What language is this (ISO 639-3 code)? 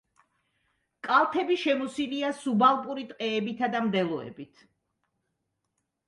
kat